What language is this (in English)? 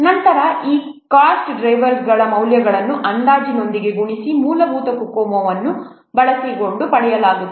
Kannada